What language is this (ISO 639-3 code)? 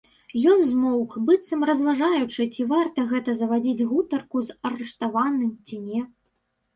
bel